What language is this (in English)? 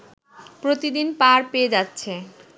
Bangla